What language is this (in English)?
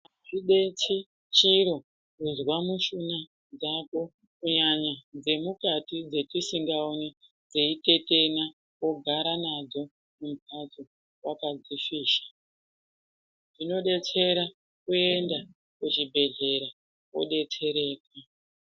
Ndau